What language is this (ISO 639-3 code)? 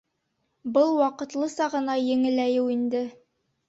bak